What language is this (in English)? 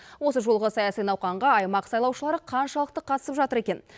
Kazakh